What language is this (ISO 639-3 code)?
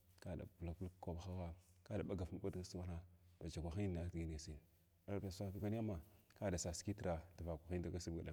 glw